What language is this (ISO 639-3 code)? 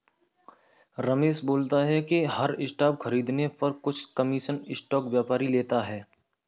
hin